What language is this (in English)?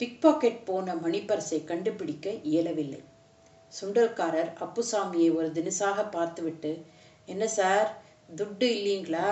Tamil